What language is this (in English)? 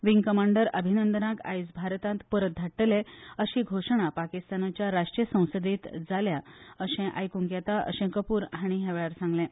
Konkani